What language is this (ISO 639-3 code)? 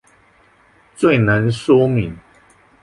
zho